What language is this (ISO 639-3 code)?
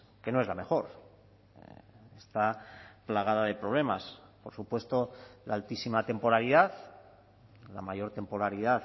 spa